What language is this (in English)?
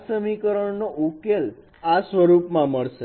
Gujarati